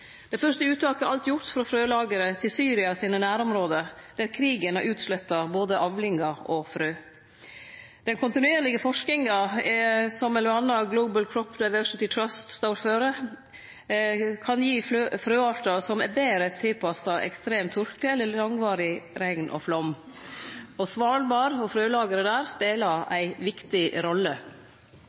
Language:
Norwegian Nynorsk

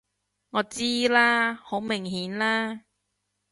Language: Cantonese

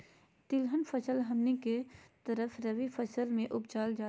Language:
Magahi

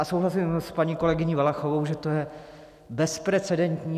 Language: Czech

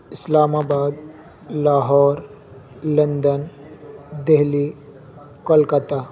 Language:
Urdu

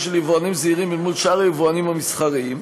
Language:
Hebrew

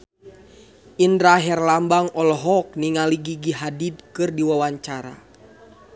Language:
Sundanese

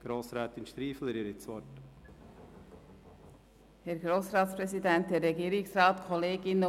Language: Swiss German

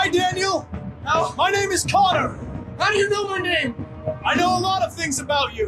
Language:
English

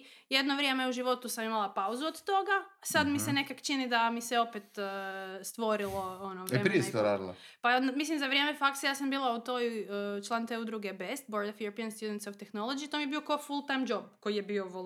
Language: Croatian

